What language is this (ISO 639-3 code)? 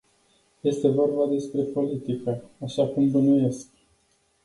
ron